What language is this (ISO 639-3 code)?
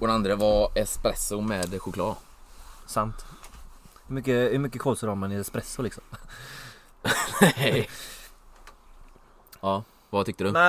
swe